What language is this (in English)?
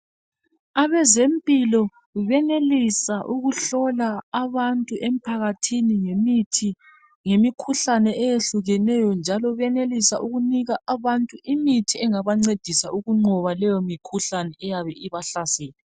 North Ndebele